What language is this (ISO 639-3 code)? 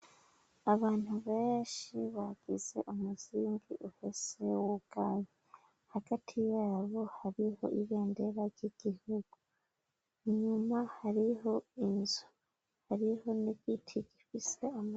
run